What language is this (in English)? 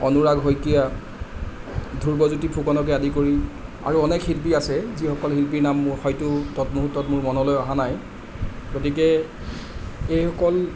Assamese